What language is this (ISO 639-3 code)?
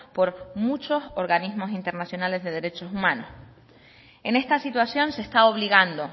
spa